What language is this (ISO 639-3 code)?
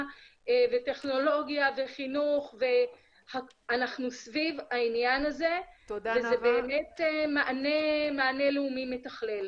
heb